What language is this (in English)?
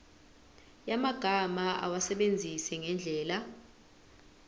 Zulu